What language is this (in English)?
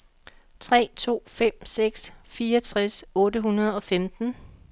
Danish